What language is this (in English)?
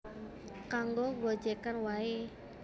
Javanese